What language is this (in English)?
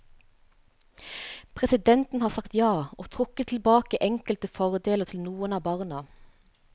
Norwegian